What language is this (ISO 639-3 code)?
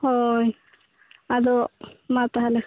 sat